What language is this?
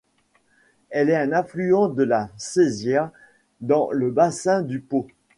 French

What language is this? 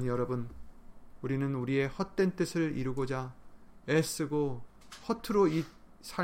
Korean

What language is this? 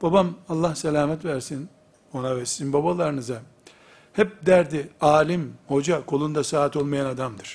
Turkish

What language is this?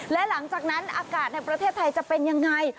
Thai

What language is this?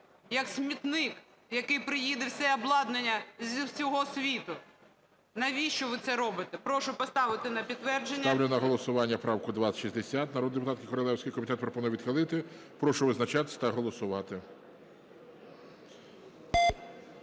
Ukrainian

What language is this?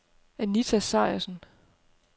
Danish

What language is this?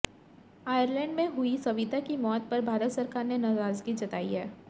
Hindi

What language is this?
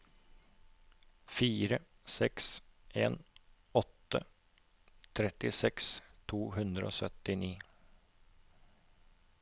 Norwegian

